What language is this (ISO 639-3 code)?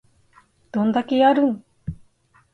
jpn